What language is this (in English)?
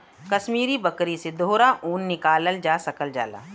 Bhojpuri